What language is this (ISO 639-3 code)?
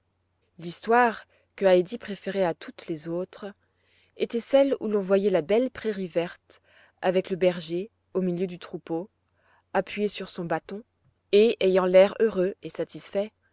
fra